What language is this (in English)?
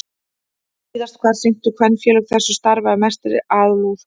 Icelandic